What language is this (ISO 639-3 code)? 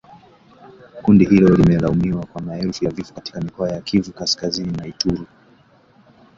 swa